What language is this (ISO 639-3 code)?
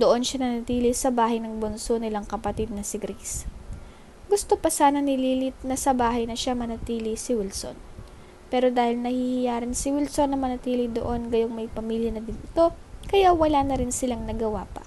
fil